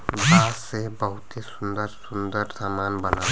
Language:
Bhojpuri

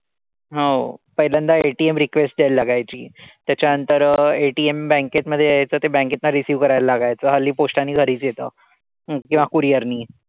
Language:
Marathi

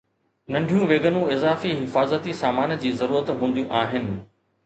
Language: Sindhi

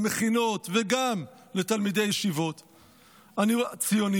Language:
Hebrew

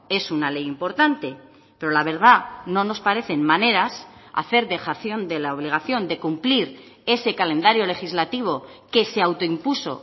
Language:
Spanish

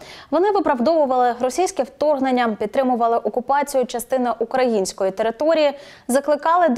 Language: Ukrainian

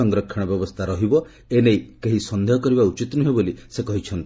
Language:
Odia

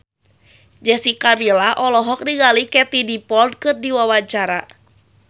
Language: Sundanese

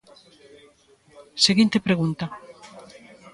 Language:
Galician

